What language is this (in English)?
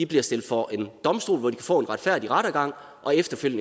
Danish